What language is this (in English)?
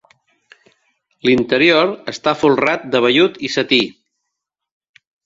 Catalan